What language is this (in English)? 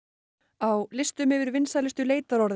Icelandic